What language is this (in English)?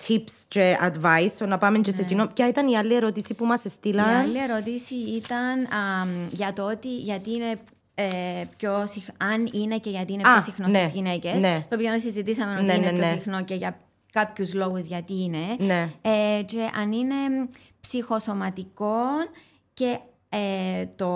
Greek